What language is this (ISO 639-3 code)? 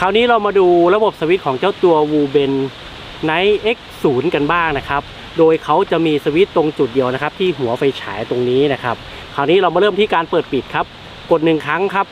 tha